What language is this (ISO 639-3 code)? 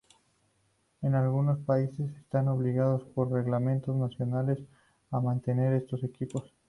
spa